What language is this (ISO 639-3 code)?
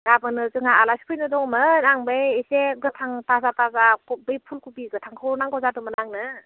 brx